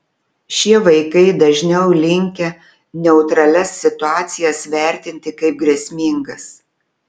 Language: Lithuanian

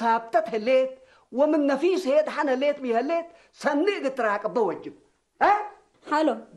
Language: Arabic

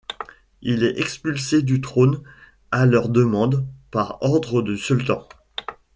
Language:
French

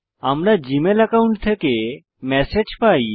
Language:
Bangla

